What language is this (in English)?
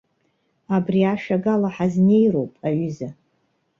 Abkhazian